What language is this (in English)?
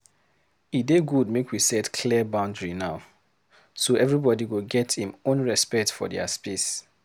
Nigerian Pidgin